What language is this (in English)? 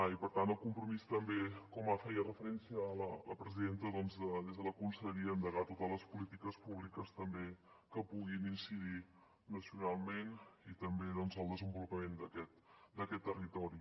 Catalan